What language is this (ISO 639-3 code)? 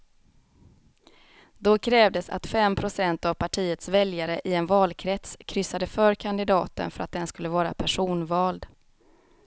swe